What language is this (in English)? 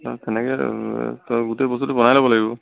Assamese